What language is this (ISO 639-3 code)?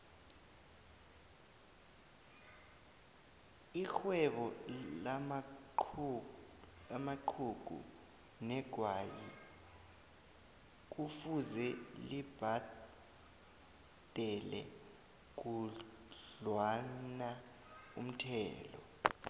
nbl